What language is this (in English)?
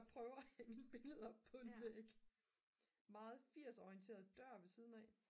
Danish